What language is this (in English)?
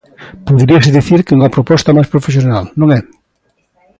Galician